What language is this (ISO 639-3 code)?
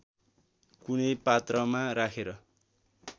nep